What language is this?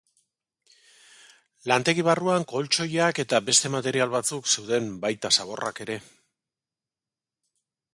Basque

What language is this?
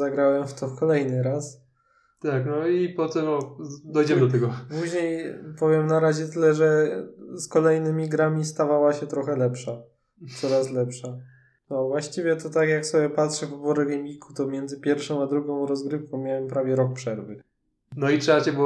Polish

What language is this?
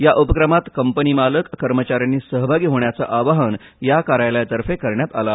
Marathi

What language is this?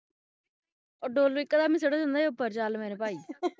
Punjabi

